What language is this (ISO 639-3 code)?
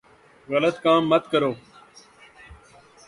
urd